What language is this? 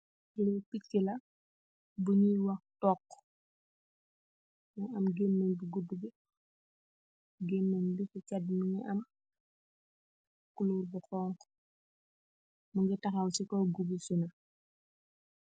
Wolof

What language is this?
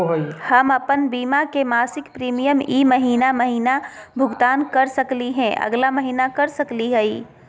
Magahi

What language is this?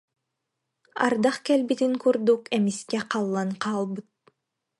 Yakut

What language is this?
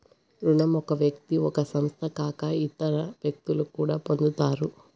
Telugu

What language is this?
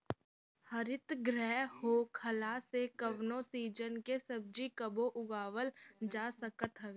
Bhojpuri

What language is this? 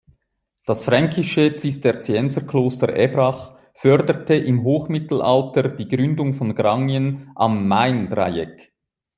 German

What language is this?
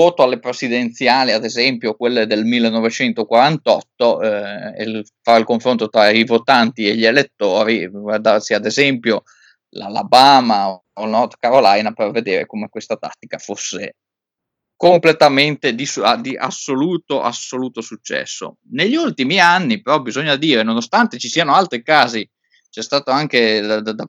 Italian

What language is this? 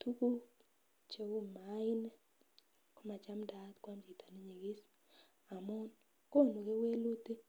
Kalenjin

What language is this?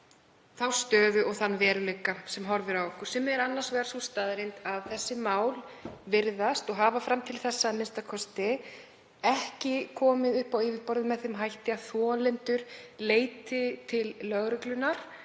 Icelandic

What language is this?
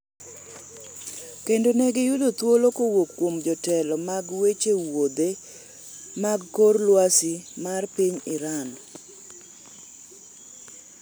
Luo (Kenya and Tanzania)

